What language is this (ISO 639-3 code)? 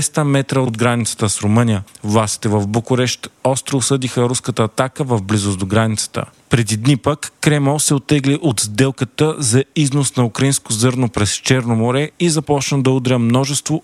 bul